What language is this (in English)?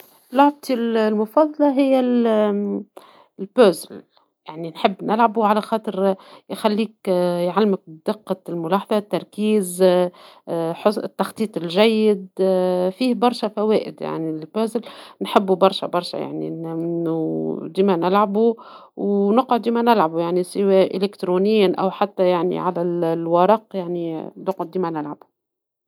Tunisian Arabic